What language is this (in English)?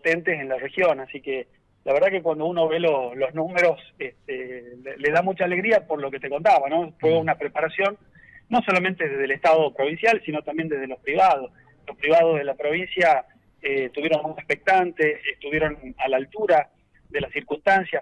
Spanish